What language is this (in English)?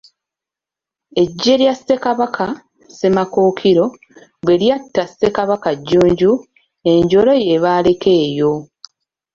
Ganda